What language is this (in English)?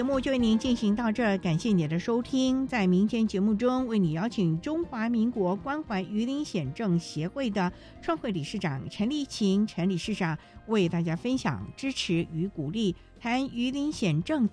Chinese